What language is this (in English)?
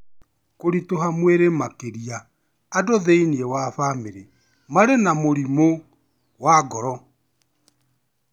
Kikuyu